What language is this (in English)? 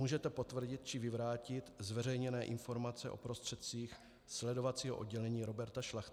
Czech